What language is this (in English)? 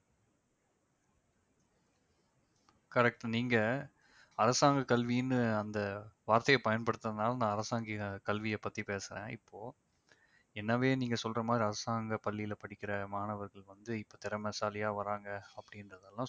Tamil